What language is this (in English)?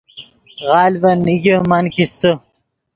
Yidgha